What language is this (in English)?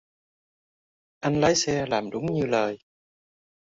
Vietnamese